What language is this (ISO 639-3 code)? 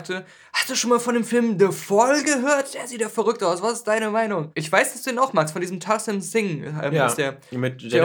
deu